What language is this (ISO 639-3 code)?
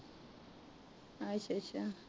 pan